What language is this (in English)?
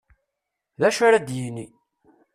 Kabyle